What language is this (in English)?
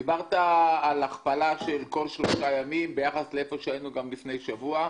Hebrew